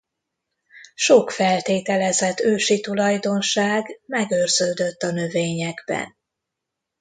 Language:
Hungarian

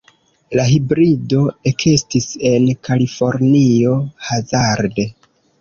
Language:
Esperanto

